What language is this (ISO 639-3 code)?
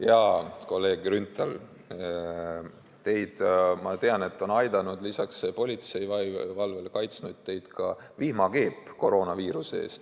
est